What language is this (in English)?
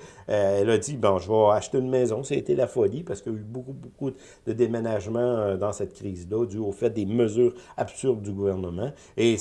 French